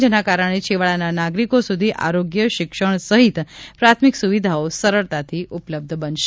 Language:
Gujarati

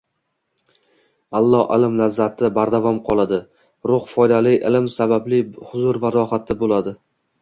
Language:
Uzbek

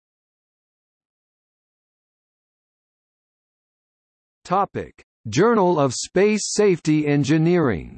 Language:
English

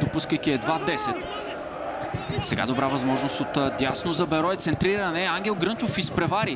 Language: Bulgarian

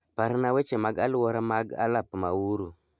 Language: Luo (Kenya and Tanzania)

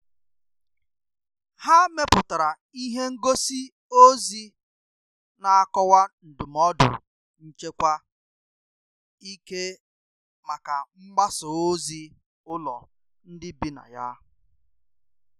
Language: Igbo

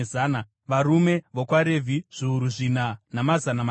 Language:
Shona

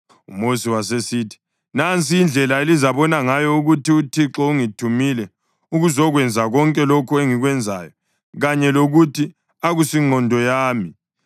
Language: North Ndebele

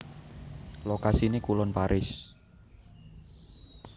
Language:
Javanese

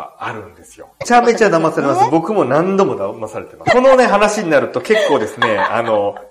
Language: Japanese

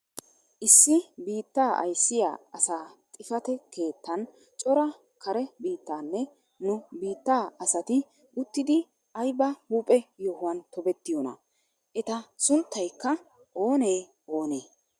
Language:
Wolaytta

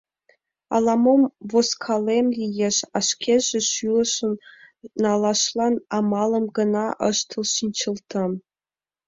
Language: Mari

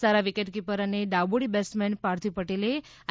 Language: Gujarati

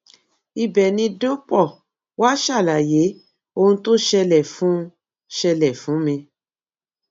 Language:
Yoruba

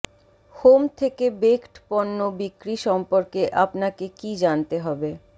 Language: Bangla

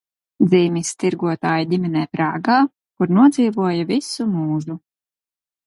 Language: Latvian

